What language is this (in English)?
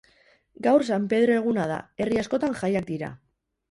Basque